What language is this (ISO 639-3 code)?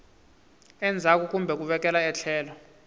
tso